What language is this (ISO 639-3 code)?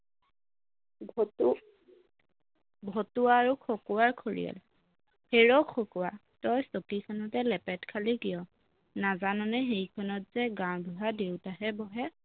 asm